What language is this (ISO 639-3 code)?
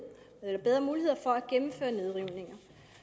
dan